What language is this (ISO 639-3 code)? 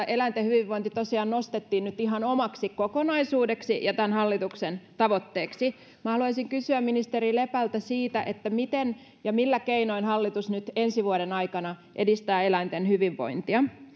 fin